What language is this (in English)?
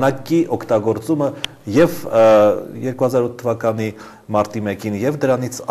Romanian